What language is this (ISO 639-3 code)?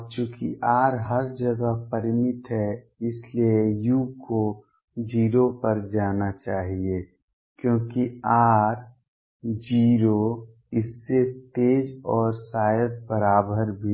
hin